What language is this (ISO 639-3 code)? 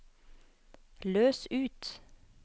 nor